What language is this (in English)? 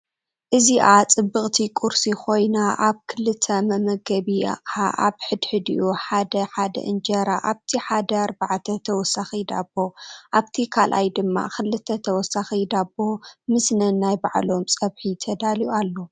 Tigrinya